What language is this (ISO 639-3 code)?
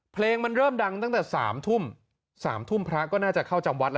tha